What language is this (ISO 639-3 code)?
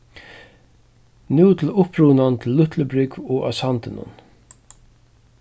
fao